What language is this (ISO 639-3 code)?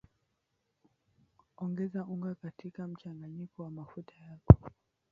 swa